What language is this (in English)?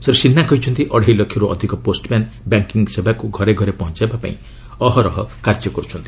Odia